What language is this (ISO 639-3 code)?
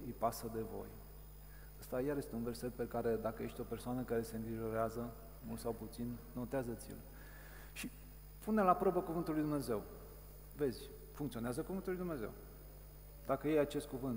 ron